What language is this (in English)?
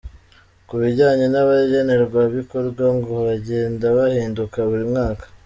Kinyarwanda